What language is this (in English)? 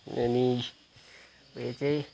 Nepali